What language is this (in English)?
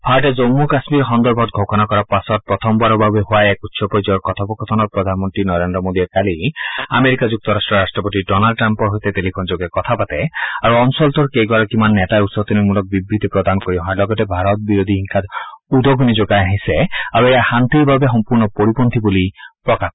Assamese